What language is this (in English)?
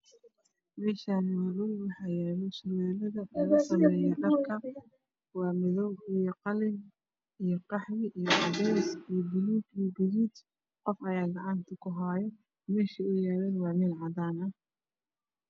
Somali